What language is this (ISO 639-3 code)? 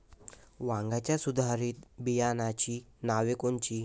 mar